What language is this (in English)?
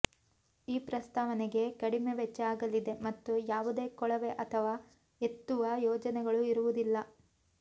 Kannada